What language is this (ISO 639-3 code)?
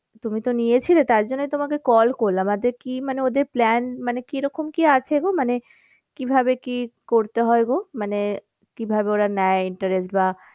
ben